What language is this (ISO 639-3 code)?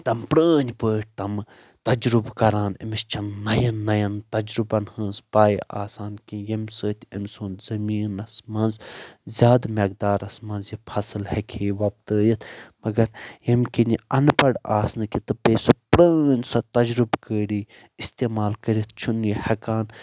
kas